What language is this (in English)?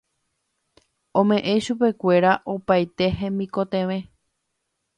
Guarani